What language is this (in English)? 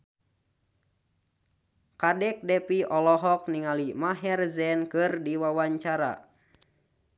Sundanese